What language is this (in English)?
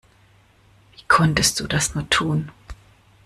German